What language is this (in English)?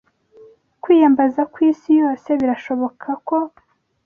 Kinyarwanda